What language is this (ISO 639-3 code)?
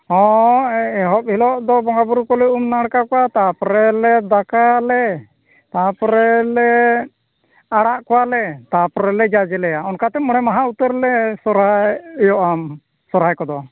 sat